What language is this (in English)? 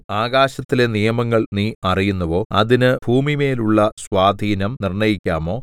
Malayalam